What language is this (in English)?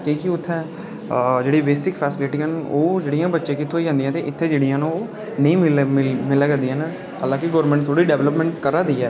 Dogri